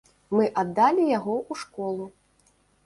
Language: Belarusian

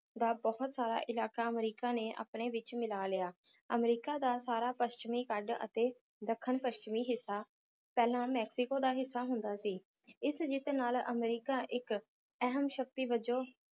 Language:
Punjabi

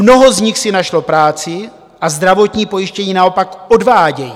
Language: Czech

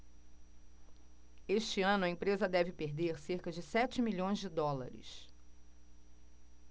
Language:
Portuguese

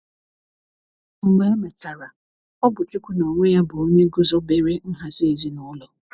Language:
Igbo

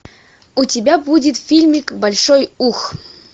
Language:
Russian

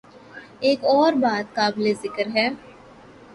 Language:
Urdu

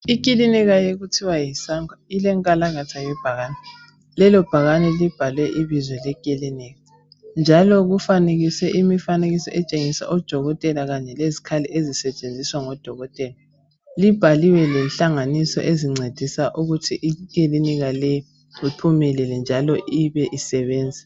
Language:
North Ndebele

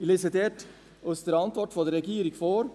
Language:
Swiss German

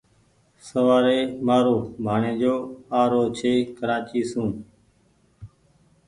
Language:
Goaria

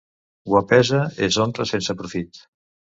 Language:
Catalan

